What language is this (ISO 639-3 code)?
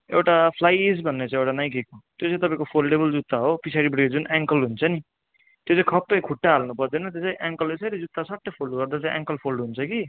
nep